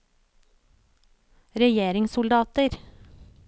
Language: Norwegian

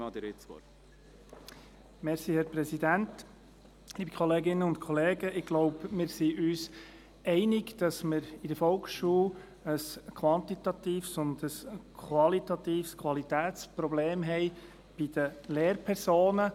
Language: Swiss German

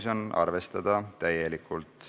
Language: Estonian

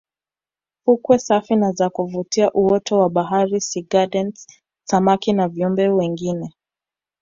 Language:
Swahili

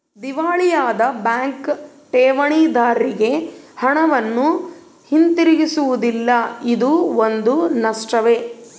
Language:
Kannada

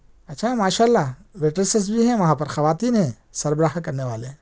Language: Urdu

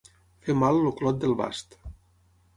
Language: Catalan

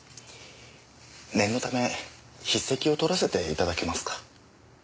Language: Japanese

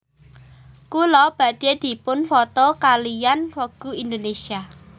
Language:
Javanese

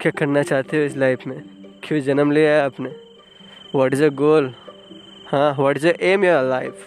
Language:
Hindi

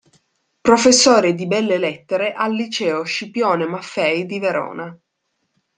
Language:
Italian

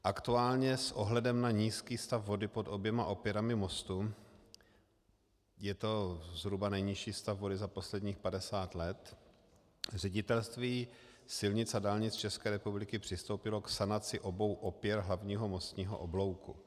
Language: Czech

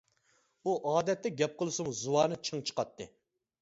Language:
Uyghur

